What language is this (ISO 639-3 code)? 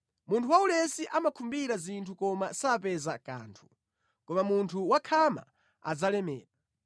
nya